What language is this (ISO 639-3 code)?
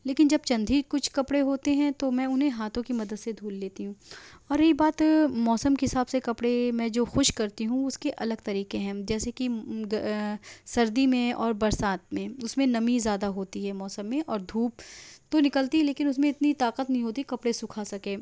urd